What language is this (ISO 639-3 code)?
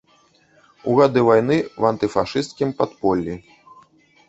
bel